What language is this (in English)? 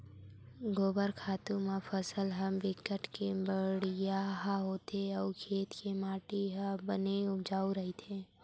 Chhattisgarhi